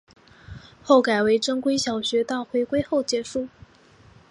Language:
Chinese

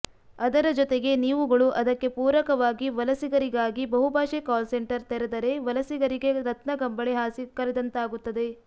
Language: Kannada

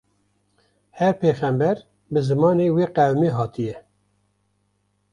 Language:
Kurdish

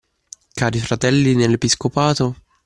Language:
Italian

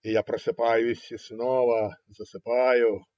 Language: Russian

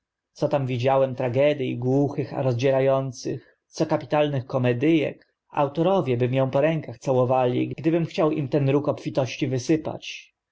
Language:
Polish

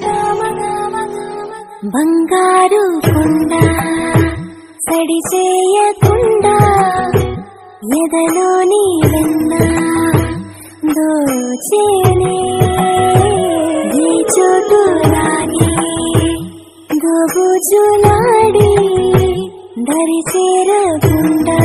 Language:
Telugu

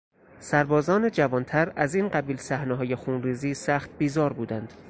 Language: Persian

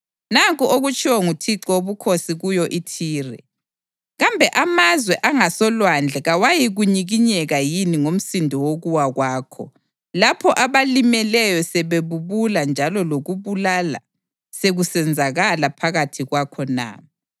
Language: North Ndebele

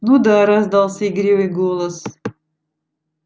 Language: Russian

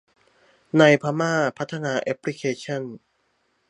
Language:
Thai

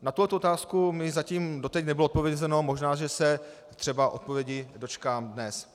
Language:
Czech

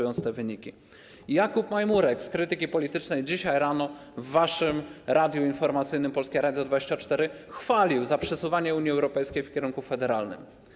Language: Polish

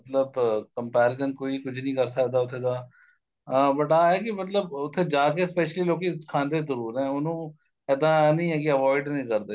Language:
Punjabi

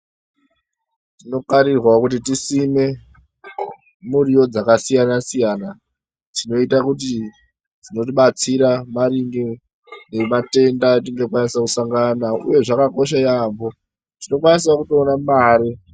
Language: Ndau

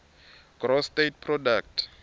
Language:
Swati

